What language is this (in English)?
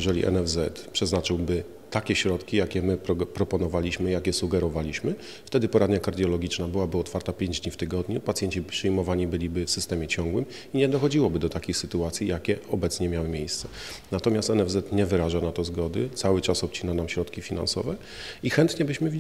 Polish